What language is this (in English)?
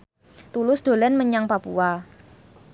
Javanese